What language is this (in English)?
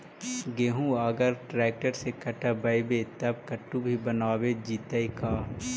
Magahi